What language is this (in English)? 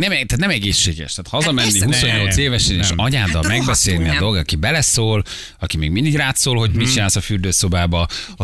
Hungarian